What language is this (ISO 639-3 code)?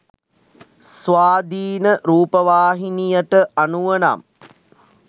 sin